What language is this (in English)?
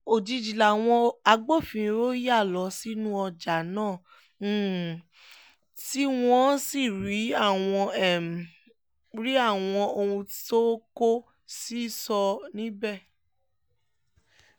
Yoruba